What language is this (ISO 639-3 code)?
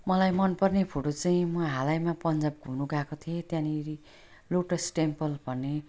nep